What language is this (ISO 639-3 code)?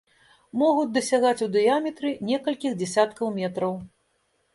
bel